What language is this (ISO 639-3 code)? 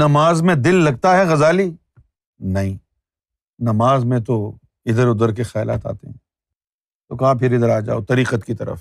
urd